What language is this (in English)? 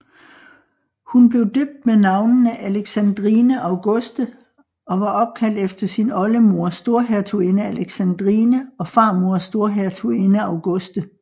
Danish